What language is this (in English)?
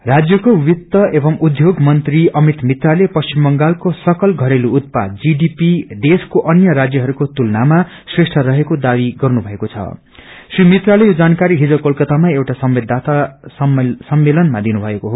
Nepali